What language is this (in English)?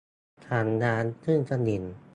Thai